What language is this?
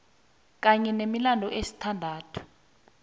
South Ndebele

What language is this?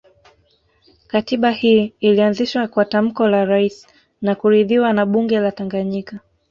Swahili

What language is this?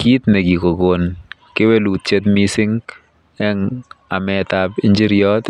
Kalenjin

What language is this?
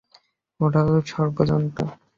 Bangla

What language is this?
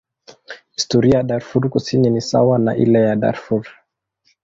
Swahili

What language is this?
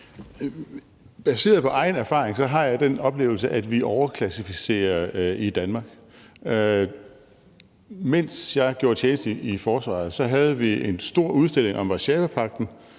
Danish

